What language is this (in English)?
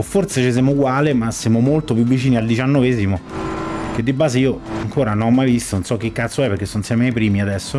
Italian